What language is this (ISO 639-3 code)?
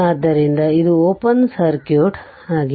kan